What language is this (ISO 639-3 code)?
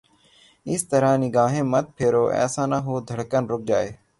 urd